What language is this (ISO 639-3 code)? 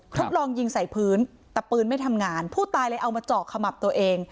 tha